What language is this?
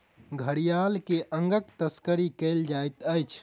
Maithili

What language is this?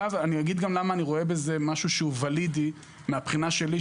Hebrew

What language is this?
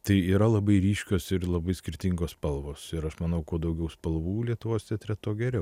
Lithuanian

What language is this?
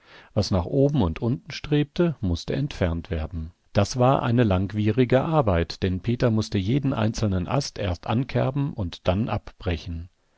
German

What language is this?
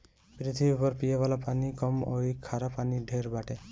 Bhojpuri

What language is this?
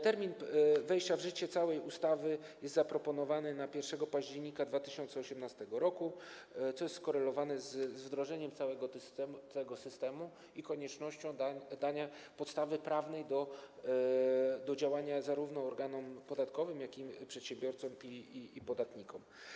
Polish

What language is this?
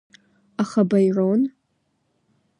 Abkhazian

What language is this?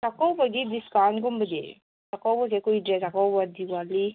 Manipuri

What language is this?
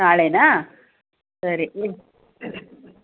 Kannada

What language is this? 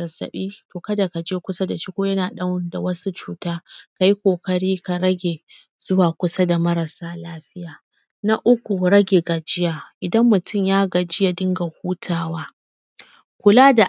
Hausa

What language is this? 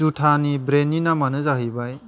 Bodo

